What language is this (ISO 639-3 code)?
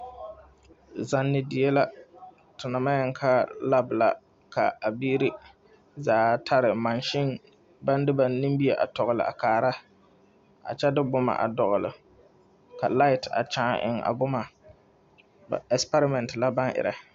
dga